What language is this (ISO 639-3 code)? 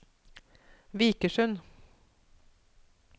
nor